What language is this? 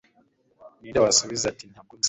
Kinyarwanda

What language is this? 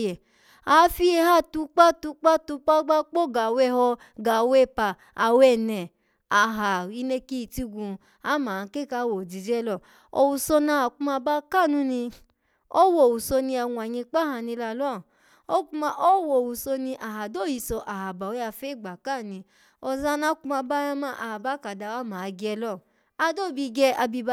Alago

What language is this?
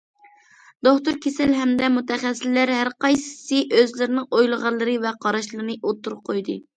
Uyghur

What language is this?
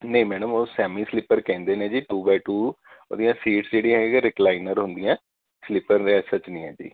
Punjabi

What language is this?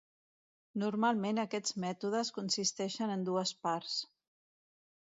Catalan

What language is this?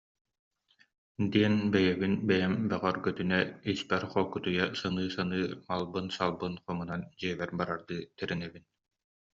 Yakut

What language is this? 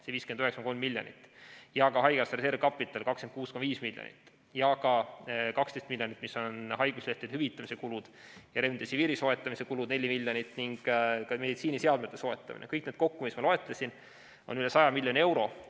Estonian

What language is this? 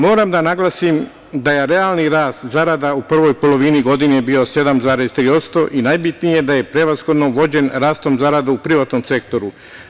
Serbian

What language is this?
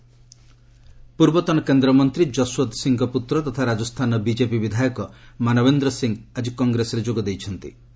Odia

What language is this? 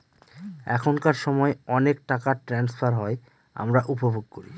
Bangla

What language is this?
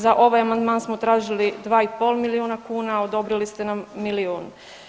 Croatian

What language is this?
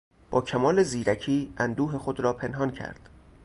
Persian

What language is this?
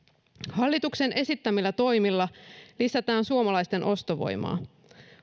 Finnish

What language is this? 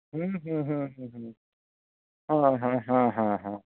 Santali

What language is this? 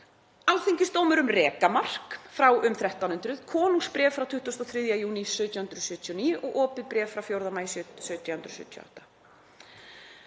Icelandic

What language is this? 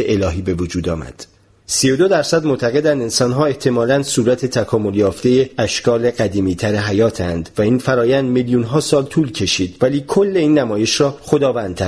Persian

